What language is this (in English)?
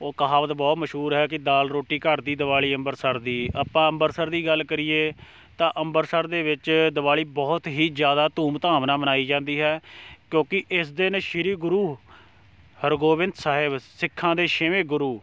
Punjabi